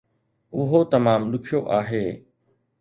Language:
Sindhi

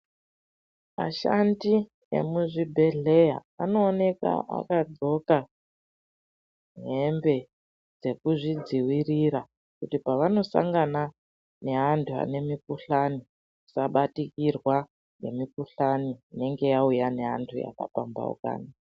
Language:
Ndau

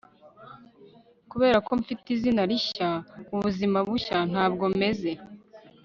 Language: Kinyarwanda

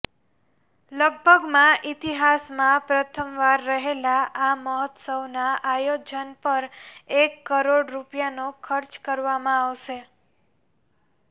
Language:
Gujarati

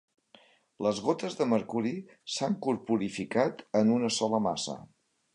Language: Catalan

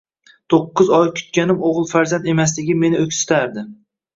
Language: Uzbek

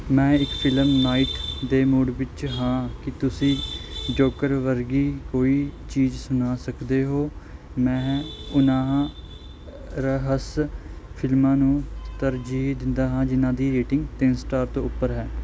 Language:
Punjabi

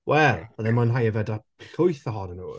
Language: Welsh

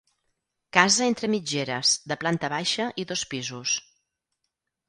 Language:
Catalan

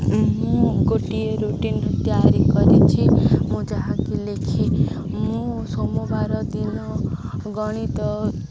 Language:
Odia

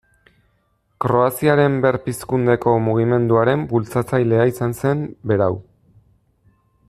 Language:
Basque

